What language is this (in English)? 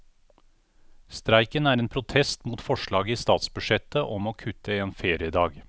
Norwegian